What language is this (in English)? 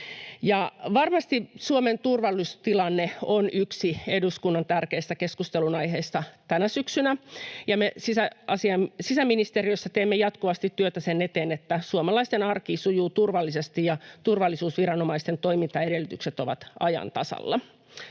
Finnish